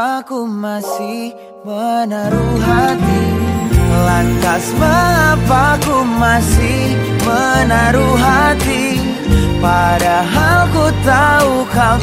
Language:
Malay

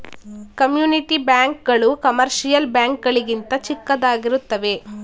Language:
Kannada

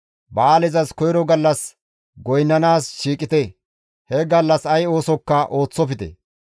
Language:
Gamo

